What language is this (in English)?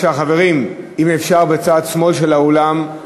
Hebrew